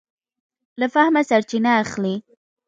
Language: Pashto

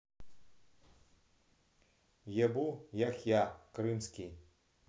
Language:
Russian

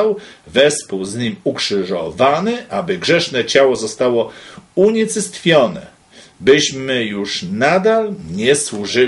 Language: Polish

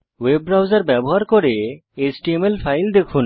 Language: Bangla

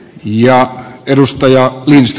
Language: Finnish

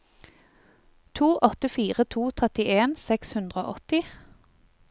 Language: Norwegian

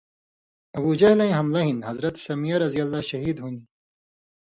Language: Indus Kohistani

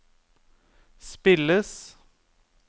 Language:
Norwegian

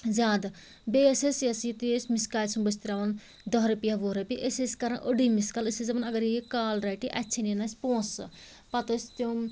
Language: Kashmiri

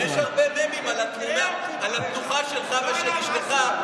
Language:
Hebrew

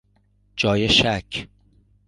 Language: Persian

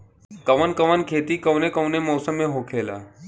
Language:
Bhojpuri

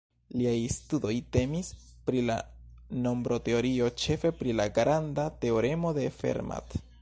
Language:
Esperanto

